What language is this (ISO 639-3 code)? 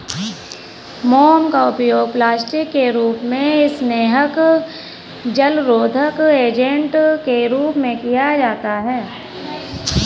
hin